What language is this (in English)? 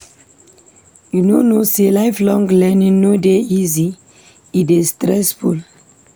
Nigerian Pidgin